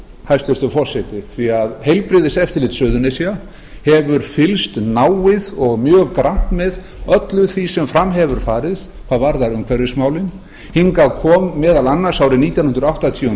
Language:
Icelandic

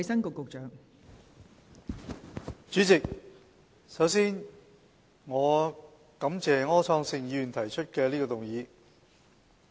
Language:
Cantonese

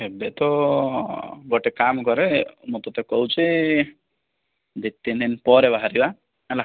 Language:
Odia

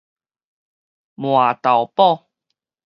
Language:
Min Nan Chinese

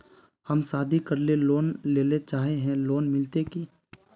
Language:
Magahi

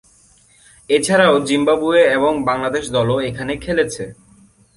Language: Bangla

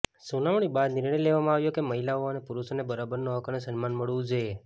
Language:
Gujarati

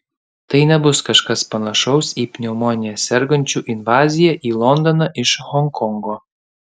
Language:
Lithuanian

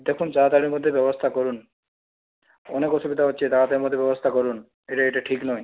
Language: Bangla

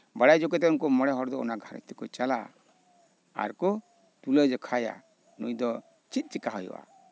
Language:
Santali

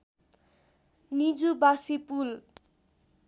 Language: Nepali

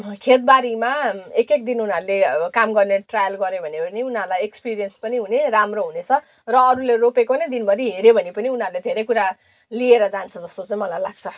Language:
Nepali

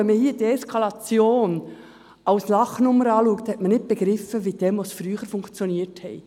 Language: Swiss German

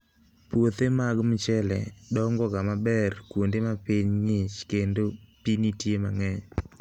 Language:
Luo (Kenya and Tanzania)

